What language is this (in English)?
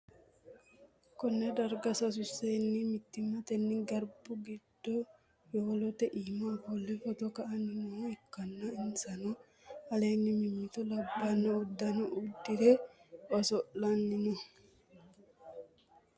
Sidamo